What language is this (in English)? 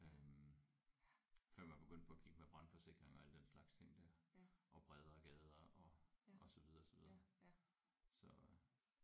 Danish